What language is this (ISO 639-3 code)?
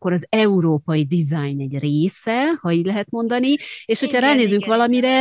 hun